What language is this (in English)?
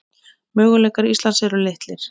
Icelandic